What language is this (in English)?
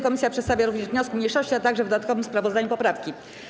Polish